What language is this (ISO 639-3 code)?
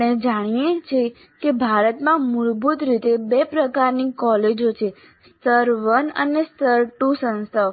guj